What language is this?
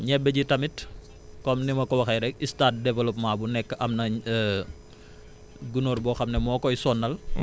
Wolof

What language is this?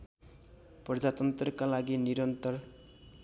Nepali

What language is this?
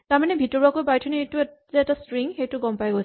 Assamese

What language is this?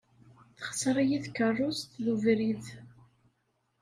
Kabyle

